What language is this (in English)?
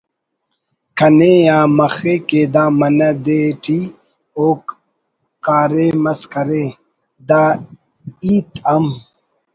Brahui